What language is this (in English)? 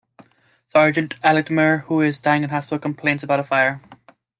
English